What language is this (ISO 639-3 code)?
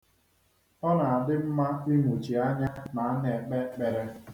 ibo